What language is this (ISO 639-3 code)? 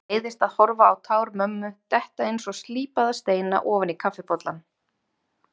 isl